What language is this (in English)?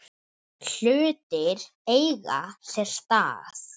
Icelandic